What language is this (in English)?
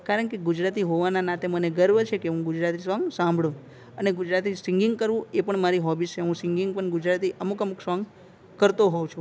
Gujarati